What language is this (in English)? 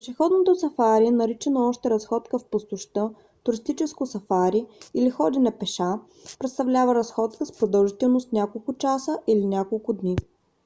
Bulgarian